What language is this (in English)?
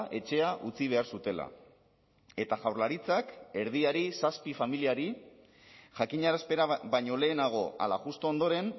Basque